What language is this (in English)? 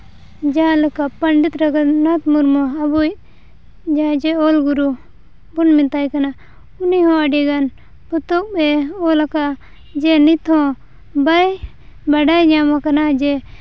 Santali